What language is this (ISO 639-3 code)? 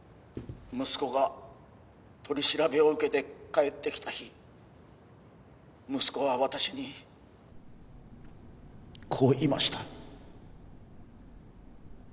jpn